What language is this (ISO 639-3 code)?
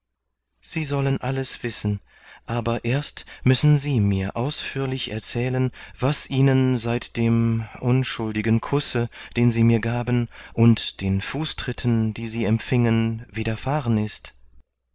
deu